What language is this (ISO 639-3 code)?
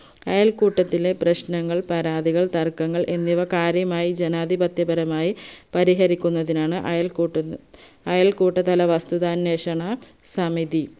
mal